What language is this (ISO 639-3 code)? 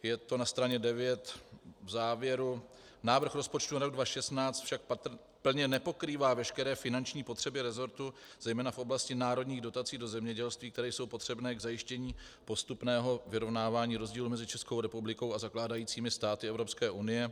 ces